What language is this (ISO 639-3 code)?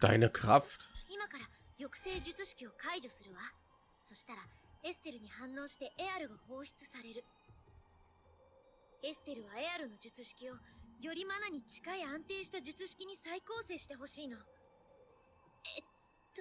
deu